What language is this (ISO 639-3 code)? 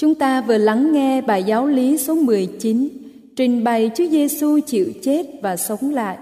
vie